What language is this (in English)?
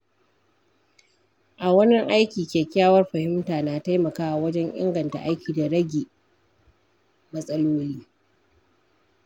Hausa